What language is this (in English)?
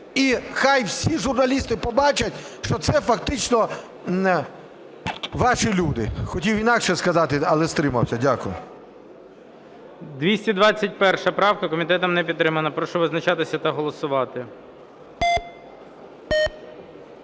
Ukrainian